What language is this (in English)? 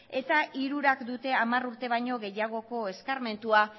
Basque